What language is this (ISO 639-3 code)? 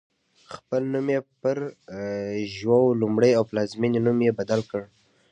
pus